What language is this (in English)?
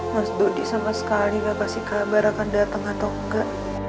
Indonesian